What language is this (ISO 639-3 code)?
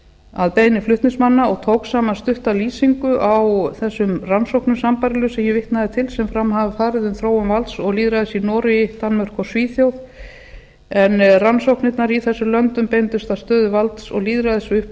isl